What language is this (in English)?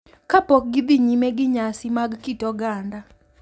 Luo (Kenya and Tanzania)